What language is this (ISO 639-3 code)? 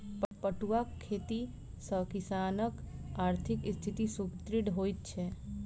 mai